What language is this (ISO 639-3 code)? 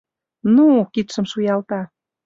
chm